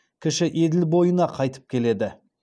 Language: Kazakh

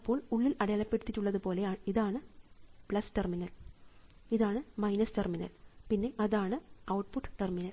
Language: Malayalam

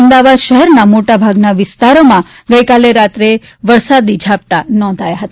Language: Gujarati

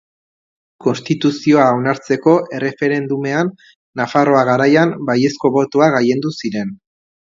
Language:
Basque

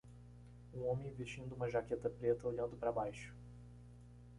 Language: Portuguese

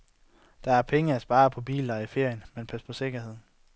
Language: Danish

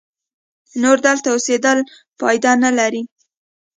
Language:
Pashto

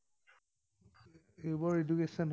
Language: Assamese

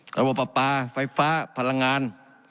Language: Thai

